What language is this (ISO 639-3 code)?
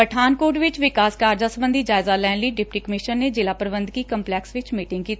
pan